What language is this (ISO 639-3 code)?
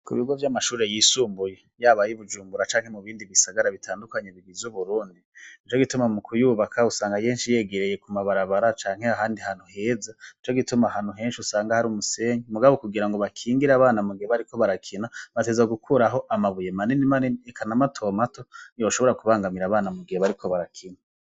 run